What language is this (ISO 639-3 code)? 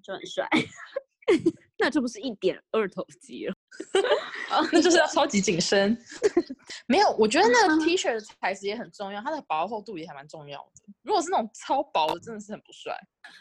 zho